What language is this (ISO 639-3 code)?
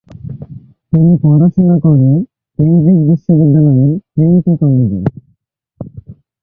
ben